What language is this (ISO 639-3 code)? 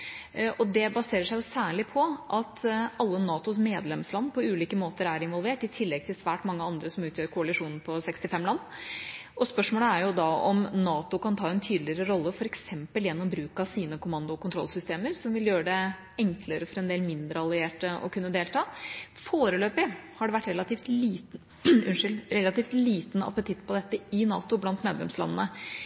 nob